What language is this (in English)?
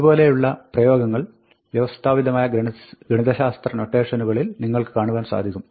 Malayalam